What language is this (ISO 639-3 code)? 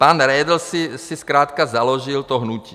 ces